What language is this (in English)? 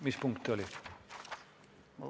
Estonian